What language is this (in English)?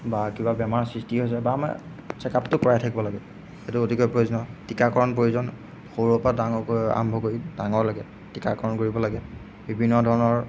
Assamese